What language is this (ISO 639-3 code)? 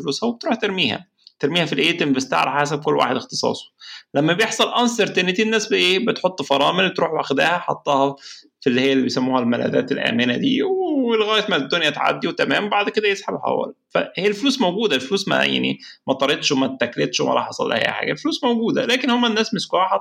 ara